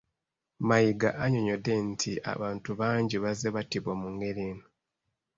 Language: Ganda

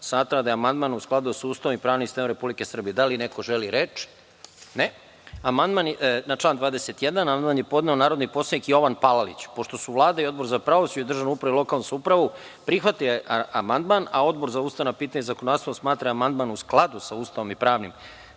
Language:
Serbian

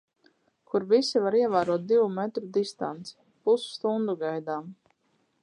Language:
Latvian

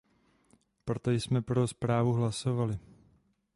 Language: Czech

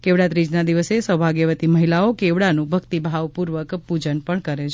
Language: Gujarati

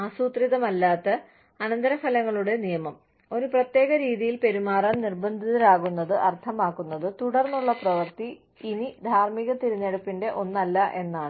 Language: Malayalam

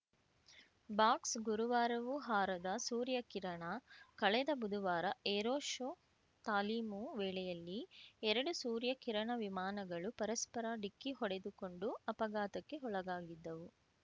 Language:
Kannada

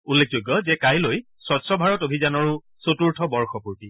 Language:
Assamese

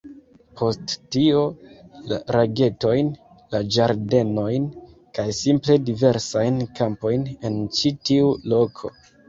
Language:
Esperanto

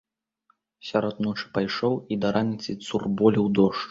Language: Belarusian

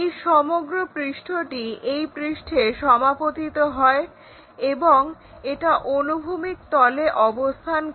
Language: Bangla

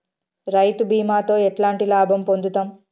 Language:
Telugu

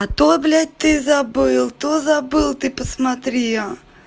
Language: Russian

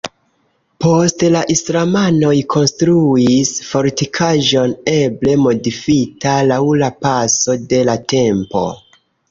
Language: Esperanto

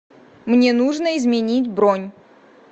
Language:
Russian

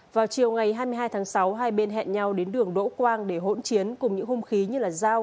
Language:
Vietnamese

